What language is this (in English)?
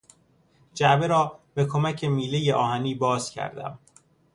Persian